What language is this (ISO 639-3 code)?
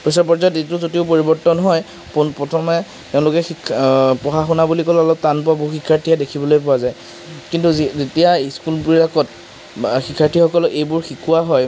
asm